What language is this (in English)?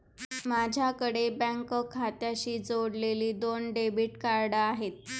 Marathi